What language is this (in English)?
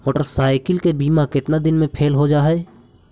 Magahi